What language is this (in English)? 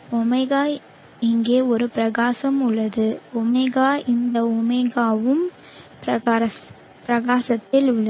Tamil